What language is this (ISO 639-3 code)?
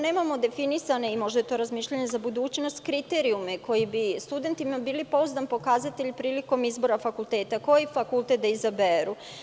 srp